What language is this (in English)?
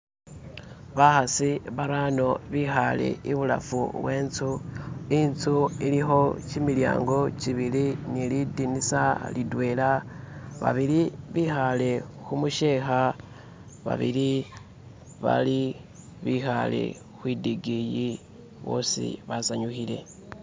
Masaaba